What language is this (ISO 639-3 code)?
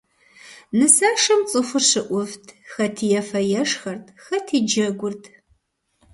kbd